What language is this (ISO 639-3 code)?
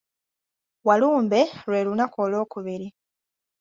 lug